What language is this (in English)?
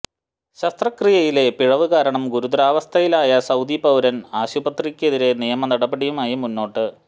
Malayalam